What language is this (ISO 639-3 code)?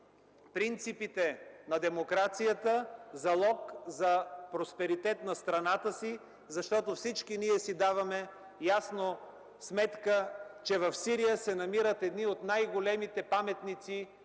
bul